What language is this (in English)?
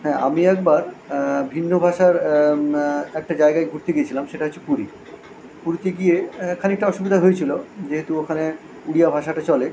Bangla